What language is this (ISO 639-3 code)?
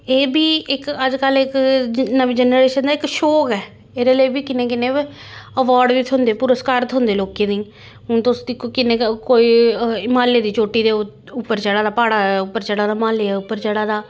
doi